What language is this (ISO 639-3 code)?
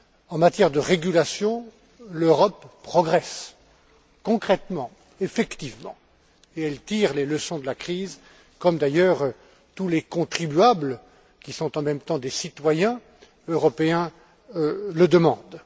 fra